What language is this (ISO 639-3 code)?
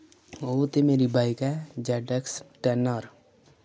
doi